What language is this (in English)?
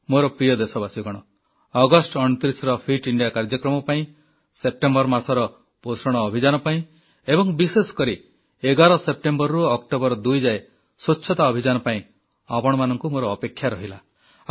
Odia